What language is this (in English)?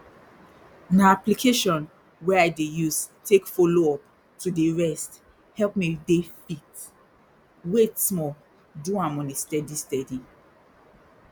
Nigerian Pidgin